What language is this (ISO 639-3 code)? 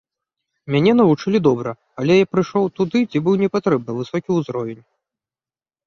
bel